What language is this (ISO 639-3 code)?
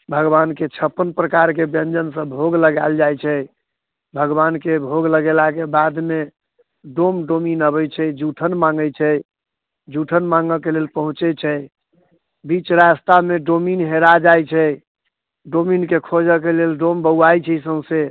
mai